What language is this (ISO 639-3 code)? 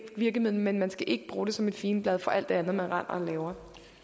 dan